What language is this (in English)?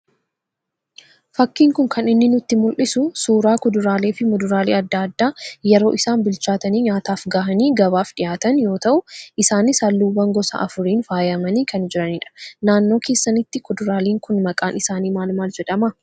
Oromo